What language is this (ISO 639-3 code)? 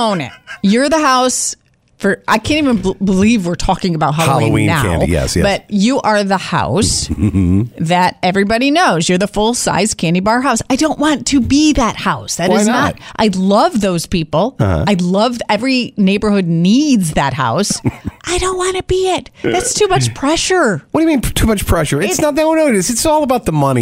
eng